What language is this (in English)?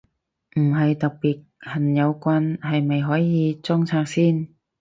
Cantonese